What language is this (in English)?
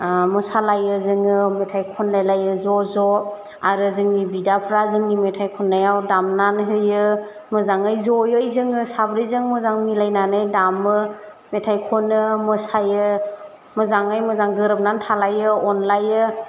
Bodo